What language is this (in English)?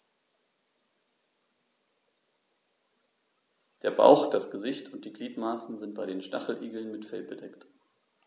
German